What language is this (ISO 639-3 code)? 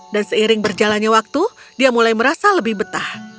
ind